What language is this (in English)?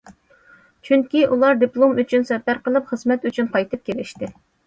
Uyghur